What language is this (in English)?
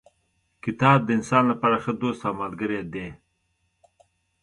Pashto